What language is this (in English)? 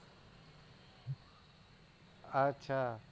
Gujarati